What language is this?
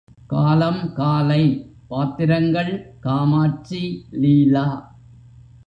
Tamil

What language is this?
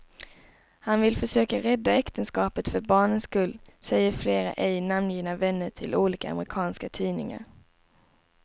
Swedish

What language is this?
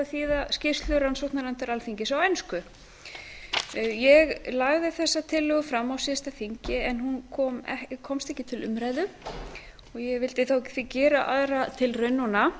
Icelandic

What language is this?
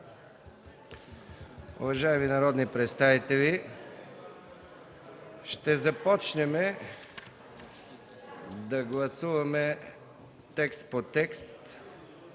Bulgarian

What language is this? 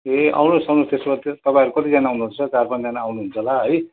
Nepali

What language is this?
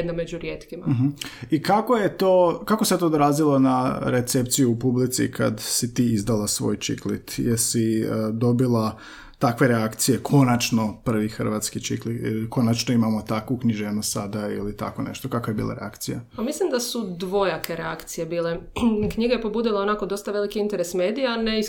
Croatian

